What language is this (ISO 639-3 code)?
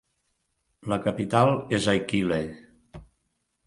cat